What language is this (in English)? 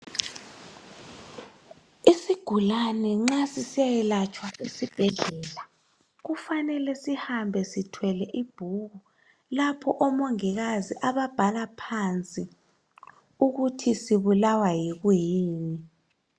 North Ndebele